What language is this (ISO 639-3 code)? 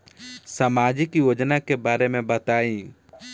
bho